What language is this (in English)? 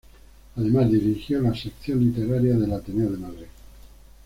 Spanish